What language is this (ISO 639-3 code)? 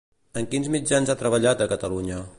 cat